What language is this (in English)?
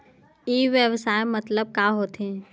Chhattisgarhi